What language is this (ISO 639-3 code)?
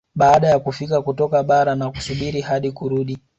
swa